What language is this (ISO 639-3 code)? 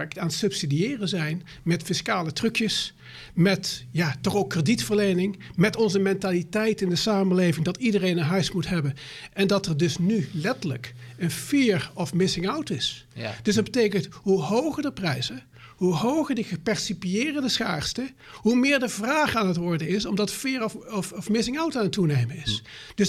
nld